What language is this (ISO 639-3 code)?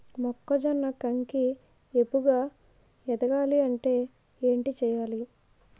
tel